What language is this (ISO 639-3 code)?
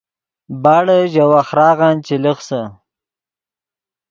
ydg